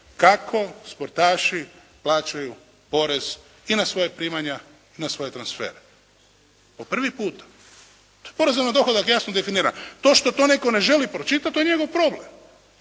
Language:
Croatian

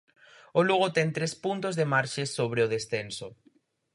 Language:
Galician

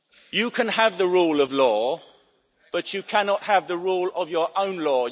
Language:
English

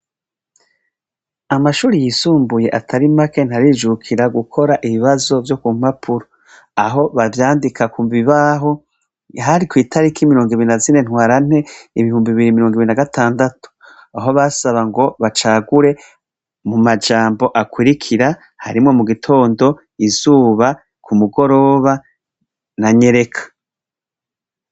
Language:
Rundi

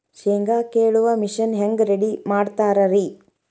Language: Kannada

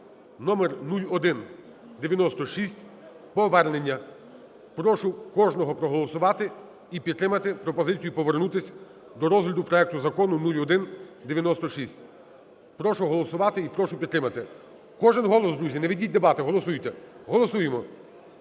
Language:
Ukrainian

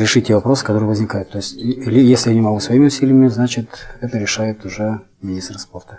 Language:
Russian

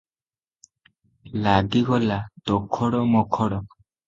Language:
Odia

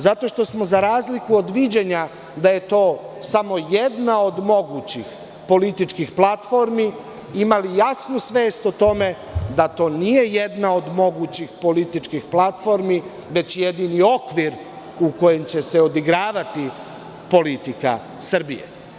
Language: Serbian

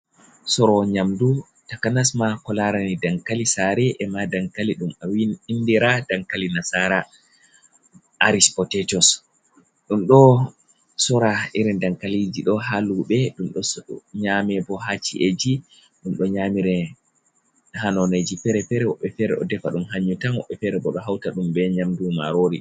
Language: Fula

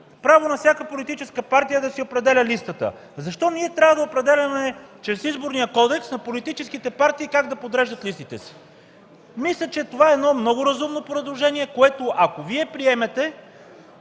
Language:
Bulgarian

